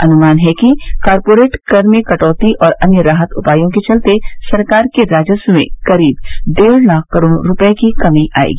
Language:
Hindi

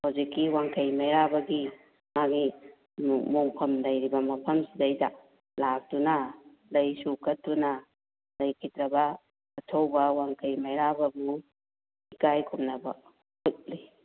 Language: Manipuri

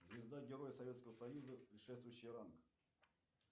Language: Russian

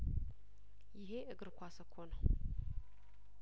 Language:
Amharic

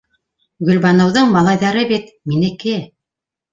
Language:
Bashkir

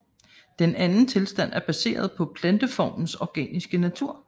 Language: Danish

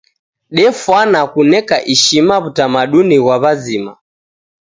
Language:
Taita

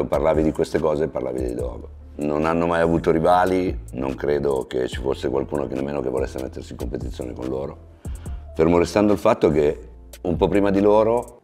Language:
Italian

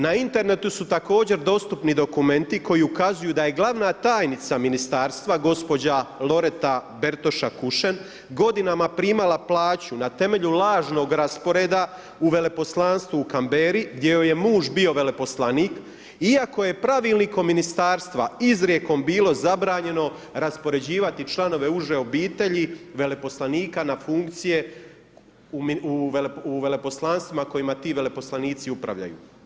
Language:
Croatian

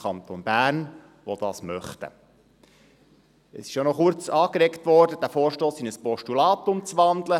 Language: Swiss German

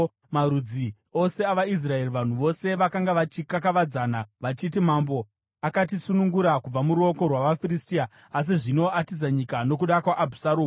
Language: Shona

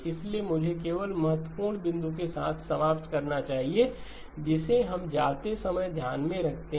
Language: Hindi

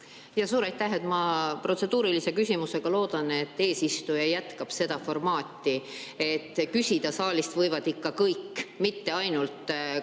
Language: Estonian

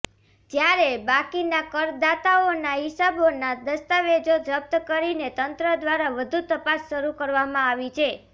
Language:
Gujarati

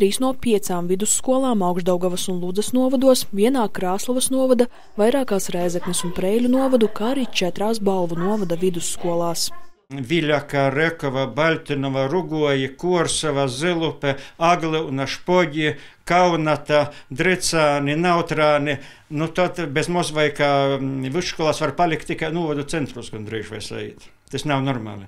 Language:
Latvian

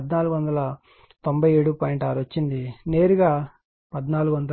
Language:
Telugu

